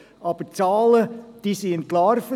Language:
Swiss German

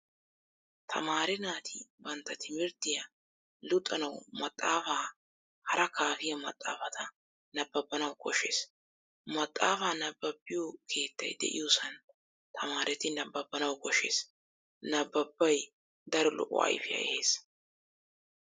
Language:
Wolaytta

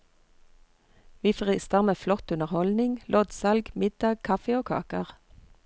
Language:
Norwegian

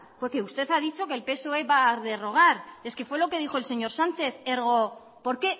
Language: Spanish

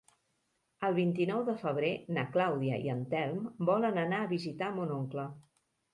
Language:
Catalan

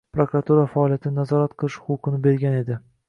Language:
Uzbek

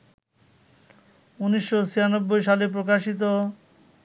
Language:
Bangla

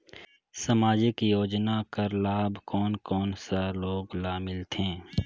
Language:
Chhattisgarhi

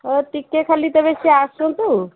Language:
Odia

